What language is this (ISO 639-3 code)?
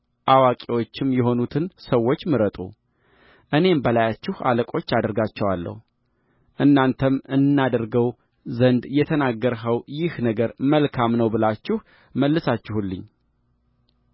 amh